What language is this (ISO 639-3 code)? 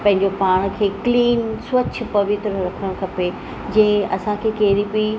snd